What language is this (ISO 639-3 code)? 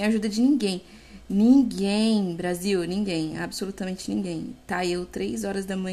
por